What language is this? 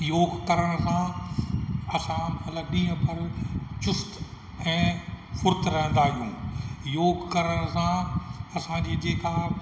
Sindhi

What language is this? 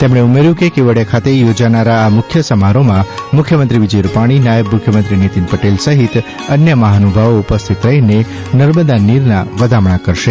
Gujarati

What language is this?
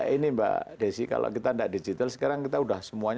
Indonesian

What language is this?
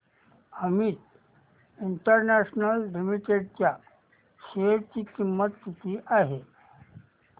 Marathi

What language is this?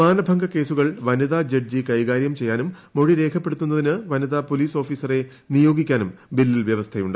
Malayalam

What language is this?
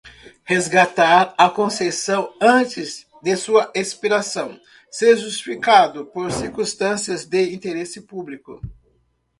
Portuguese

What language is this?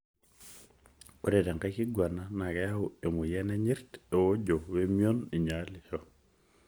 Masai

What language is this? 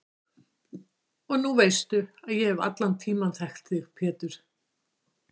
Icelandic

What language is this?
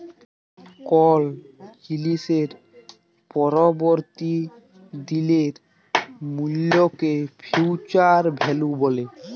Bangla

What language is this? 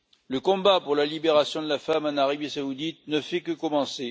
French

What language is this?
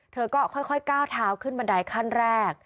Thai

